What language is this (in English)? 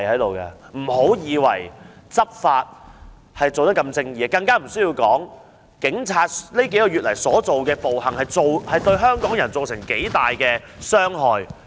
Cantonese